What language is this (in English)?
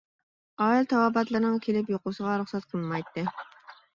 Uyghur